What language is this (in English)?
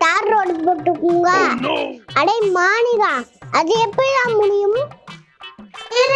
Tamil